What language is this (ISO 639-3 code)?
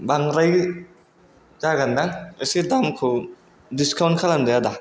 brx